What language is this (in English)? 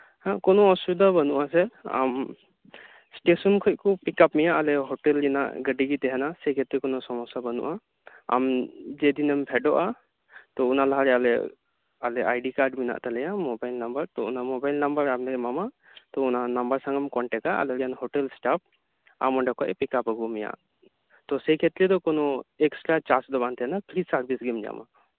Santali